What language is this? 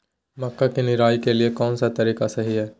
Magahi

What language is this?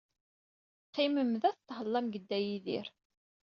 Kabyle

